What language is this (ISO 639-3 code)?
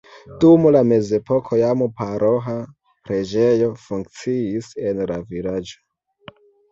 epo